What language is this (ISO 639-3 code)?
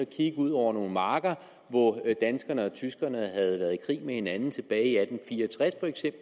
dan